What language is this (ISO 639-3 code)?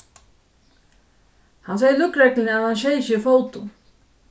fao